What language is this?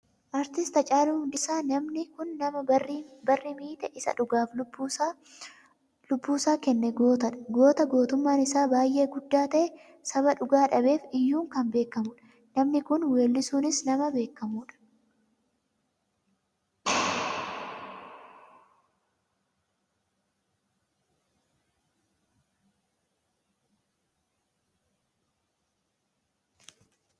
Oromo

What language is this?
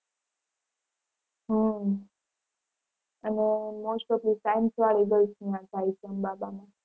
Gujarati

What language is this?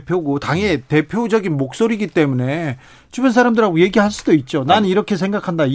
Korean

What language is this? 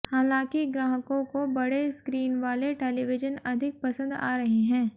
Hindi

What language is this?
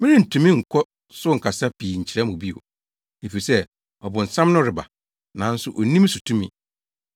Akan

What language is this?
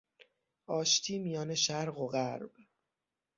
Persian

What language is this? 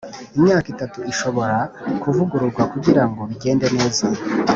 Kinyarwanda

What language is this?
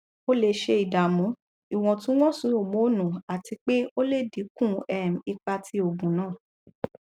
Yoruba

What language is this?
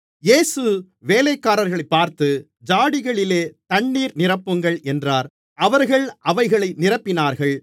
Tamil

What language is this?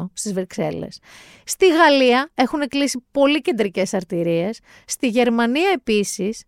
Greek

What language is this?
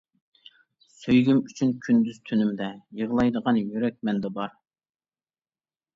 Uyghur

